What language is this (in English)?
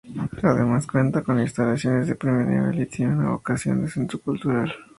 Spanish